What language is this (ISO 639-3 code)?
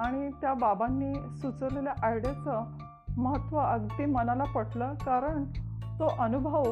mar